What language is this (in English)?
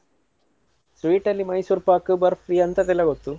Kannada